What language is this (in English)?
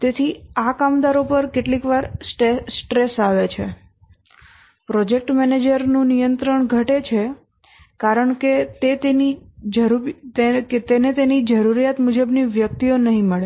Gujarati